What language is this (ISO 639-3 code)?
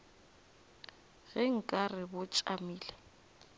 nso